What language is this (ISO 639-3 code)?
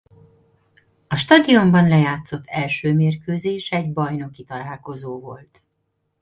hun